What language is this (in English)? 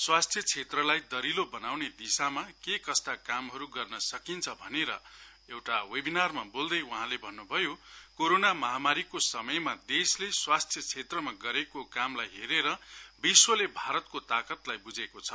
Nepali